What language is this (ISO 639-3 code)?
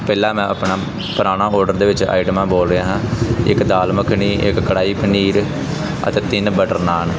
pan